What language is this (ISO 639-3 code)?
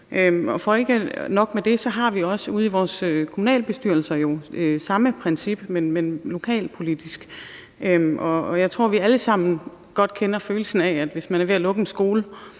dan